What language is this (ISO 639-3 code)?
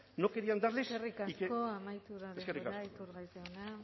eus